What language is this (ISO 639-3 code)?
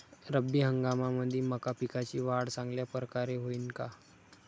mar